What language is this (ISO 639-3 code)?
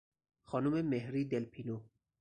fas